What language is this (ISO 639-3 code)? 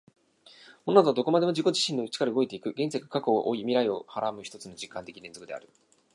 jpn